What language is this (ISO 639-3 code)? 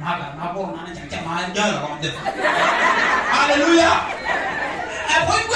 tha